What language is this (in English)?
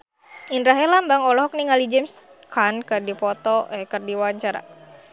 Sundanese